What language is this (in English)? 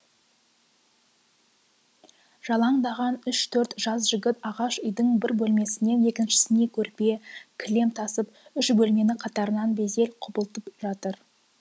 Kazakh